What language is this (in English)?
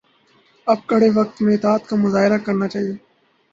Urdu